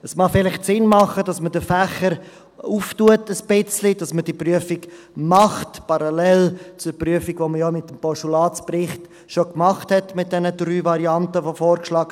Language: Swiss German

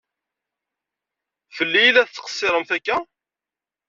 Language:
Kabyle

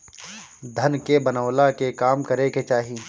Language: Bhojpuri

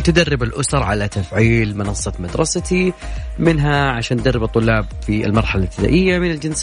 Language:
Arabic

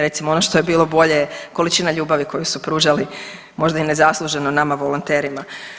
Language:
Croatian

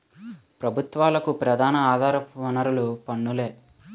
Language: Telugu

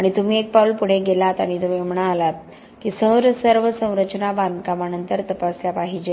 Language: Marathi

